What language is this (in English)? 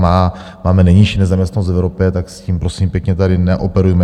Czech